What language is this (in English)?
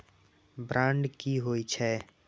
Maithili